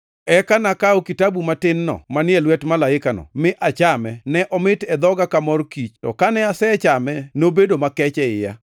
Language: Luo (Kenya and Tanzania)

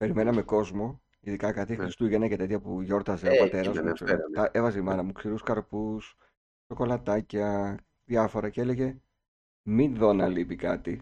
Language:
Greek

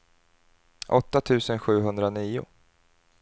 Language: Swedish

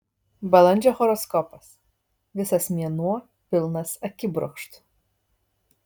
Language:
Lithuanian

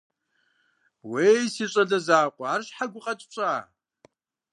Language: Kabardian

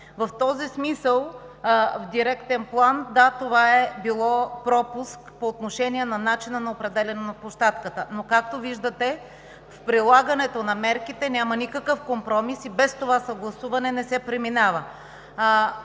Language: Bulgarian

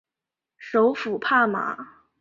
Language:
Chinese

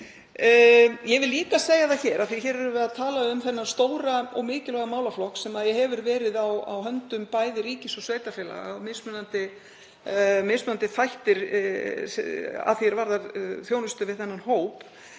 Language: Icelandic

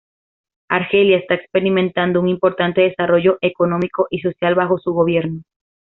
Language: Spanish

